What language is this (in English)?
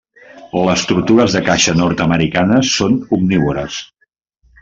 Catalan